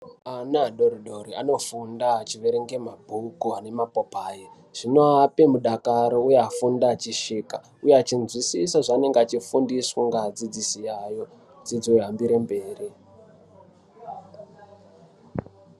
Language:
Ndau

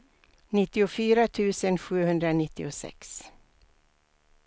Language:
Swedish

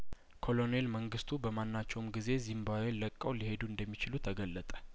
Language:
Amharic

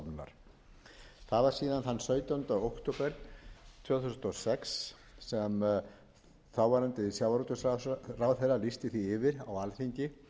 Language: Icelandic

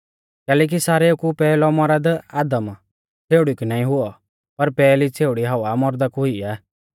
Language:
Mahasu Pahari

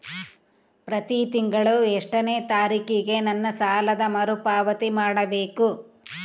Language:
Kannada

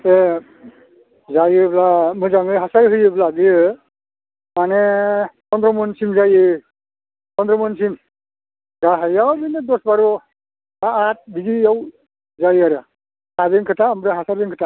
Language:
Bodo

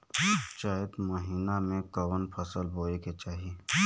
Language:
Bhojpuri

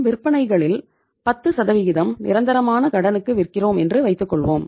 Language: Tamil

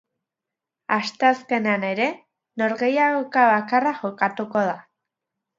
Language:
Basque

